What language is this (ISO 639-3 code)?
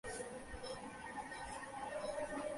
ben